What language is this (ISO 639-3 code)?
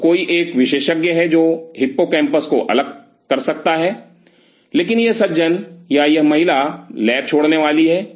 hin